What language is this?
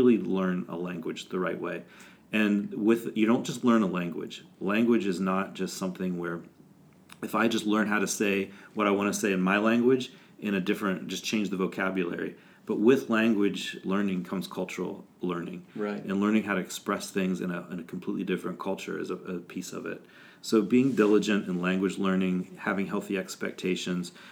English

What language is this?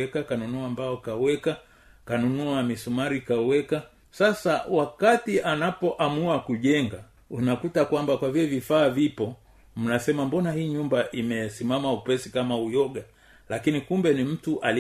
Swahili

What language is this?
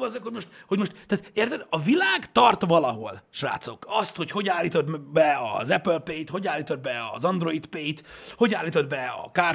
Hungarian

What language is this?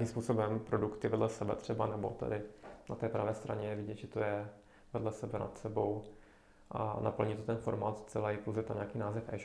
Czech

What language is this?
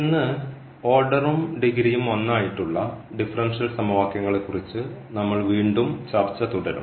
Malayalam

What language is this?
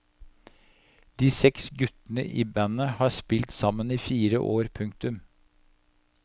Norwegian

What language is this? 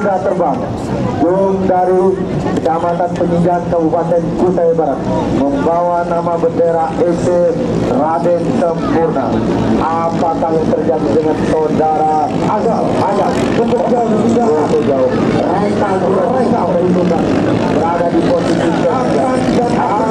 Indonesian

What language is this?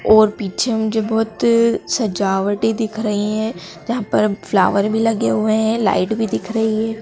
Hindi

